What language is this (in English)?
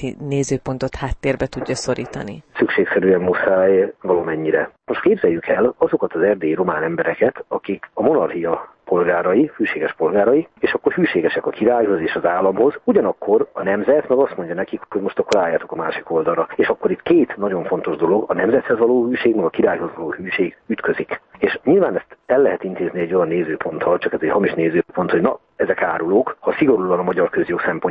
Hungarian